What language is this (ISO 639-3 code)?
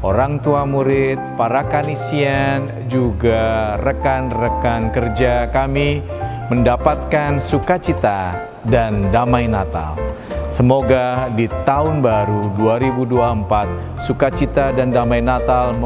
ind